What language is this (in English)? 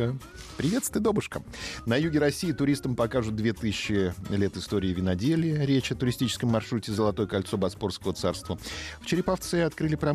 Russian